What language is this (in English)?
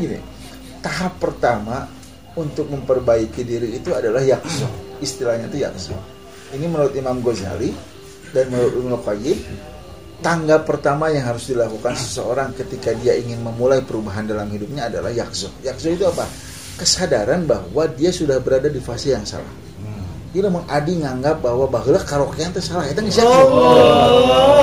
Indonesian